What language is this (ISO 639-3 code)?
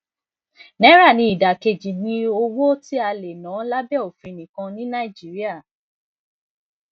yor